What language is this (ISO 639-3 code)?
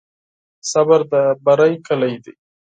pus